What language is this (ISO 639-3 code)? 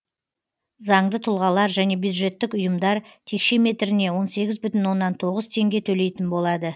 kaz